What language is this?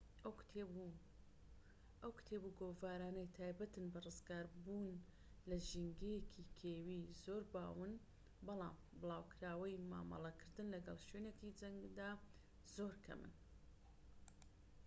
Central Kurdish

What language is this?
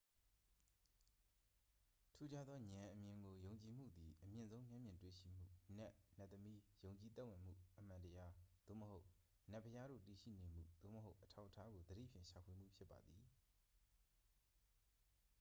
Burmese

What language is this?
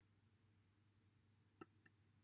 Welsh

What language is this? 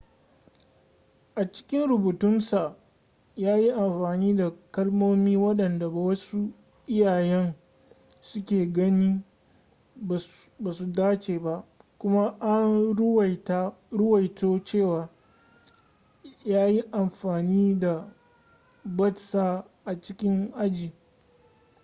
Hausa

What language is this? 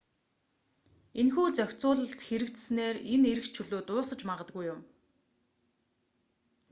Mongolian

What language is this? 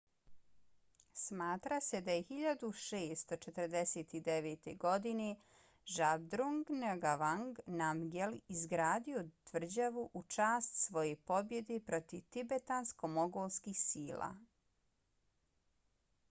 Bosnian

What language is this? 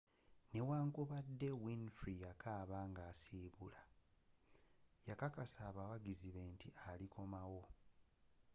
Ganda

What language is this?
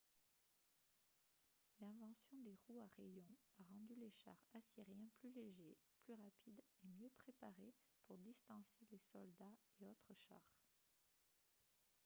French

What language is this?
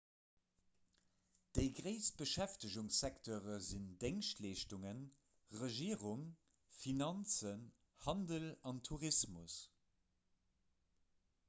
Luxembourgish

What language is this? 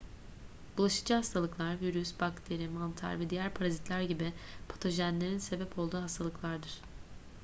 Turkish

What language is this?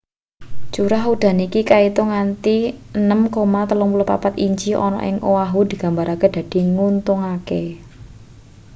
Javanese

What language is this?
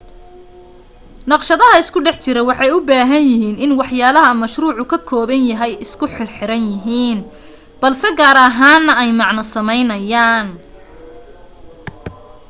Somali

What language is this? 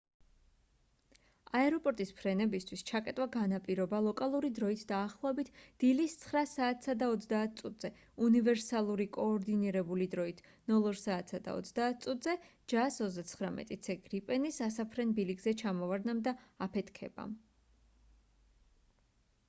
Georgian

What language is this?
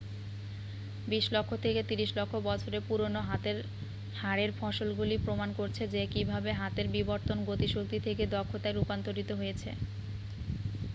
Bangla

